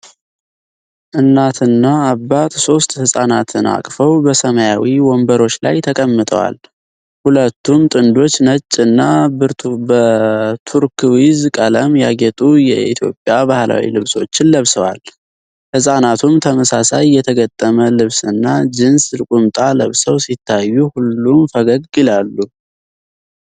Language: Amharic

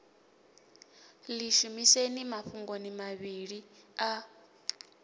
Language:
Venda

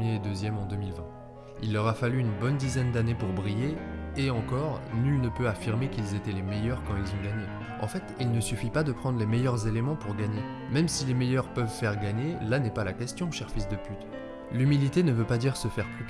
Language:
French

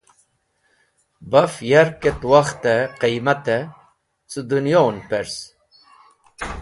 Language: Wakhi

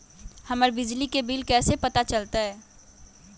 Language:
Magahi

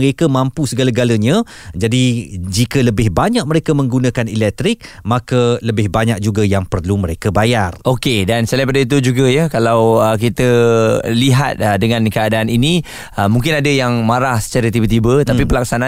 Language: Malay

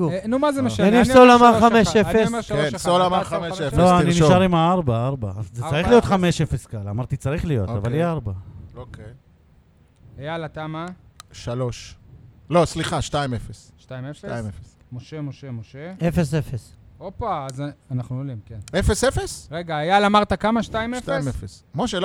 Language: Hebrew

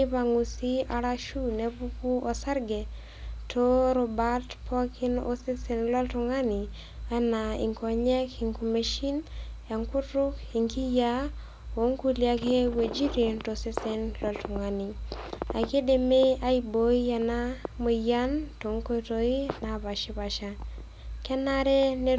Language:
Masai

